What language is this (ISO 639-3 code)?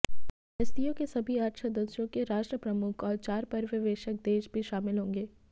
hin